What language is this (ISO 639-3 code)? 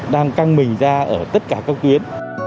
vie